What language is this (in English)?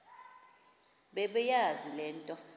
Xhosa